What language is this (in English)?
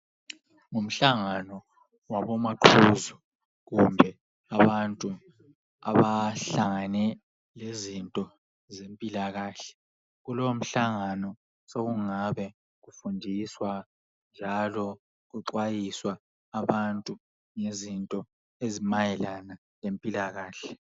North Ndebele